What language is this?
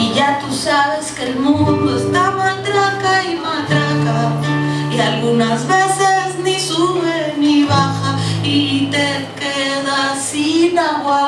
Ukrainian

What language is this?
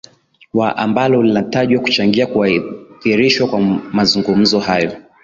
Swahili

